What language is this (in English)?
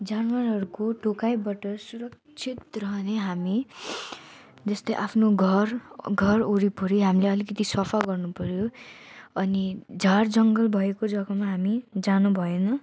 Nepali